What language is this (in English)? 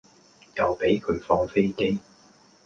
Cantonese